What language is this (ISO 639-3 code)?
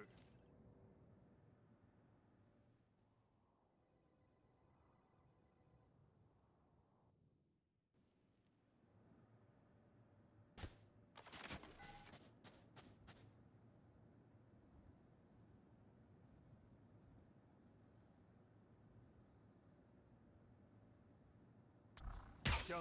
jpn